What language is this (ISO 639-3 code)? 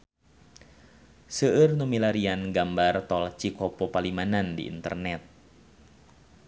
sun